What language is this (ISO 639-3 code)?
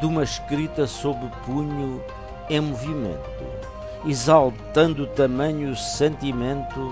por